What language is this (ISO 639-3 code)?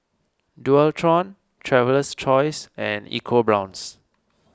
eng